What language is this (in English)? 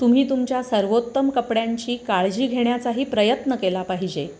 Marathi